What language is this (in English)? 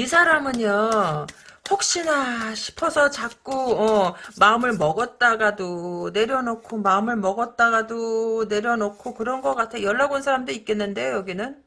Korean